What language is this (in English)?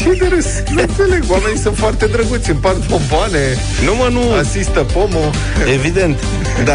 Romanian